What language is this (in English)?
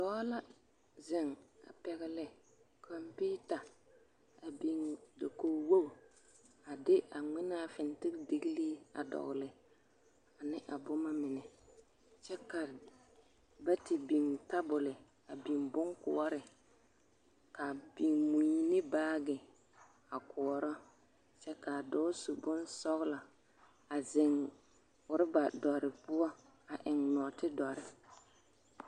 Southern Dagaare